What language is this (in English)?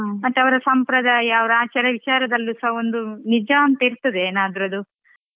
Kannada